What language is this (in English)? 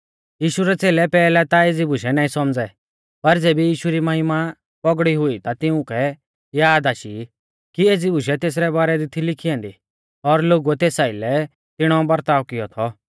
Mahasu Pahari